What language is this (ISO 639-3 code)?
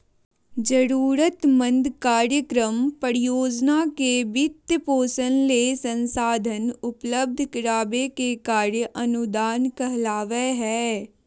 mag